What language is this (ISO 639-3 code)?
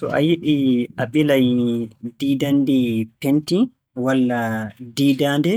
fue